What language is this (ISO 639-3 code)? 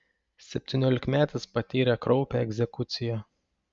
lit